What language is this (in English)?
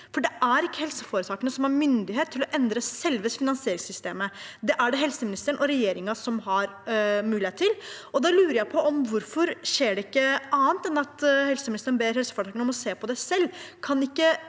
Norwegian